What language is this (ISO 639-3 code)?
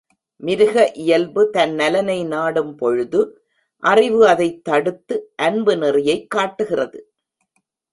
tam